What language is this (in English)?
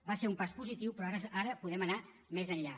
Catalan